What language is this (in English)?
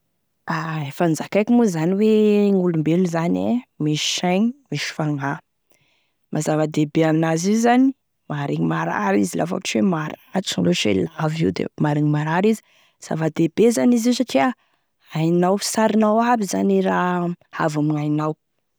Tesaka Malagasy